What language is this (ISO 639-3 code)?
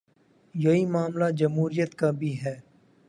urd